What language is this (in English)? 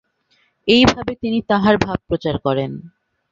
Bangla